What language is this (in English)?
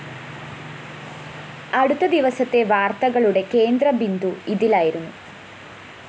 Malayalam